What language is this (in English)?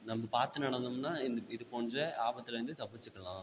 Tamil